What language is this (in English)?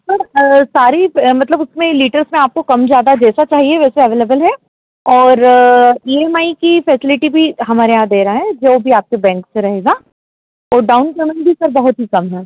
Hindi